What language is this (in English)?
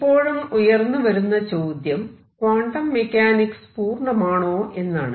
Malayalam